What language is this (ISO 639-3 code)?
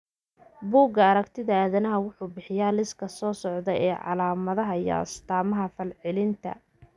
som